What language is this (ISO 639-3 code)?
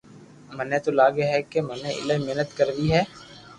lrk